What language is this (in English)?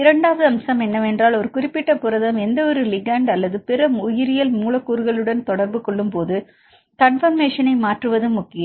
Tamil